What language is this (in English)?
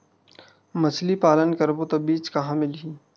Chhattisgarhi